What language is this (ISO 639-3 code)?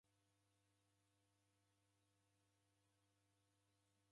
dav